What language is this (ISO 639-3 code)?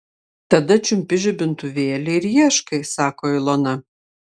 lit